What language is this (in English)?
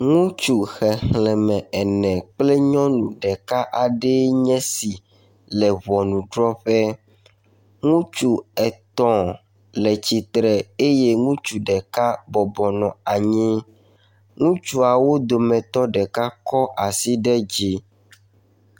Ewe